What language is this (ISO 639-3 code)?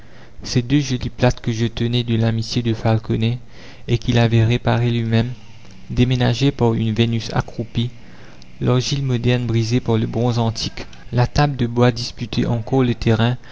fra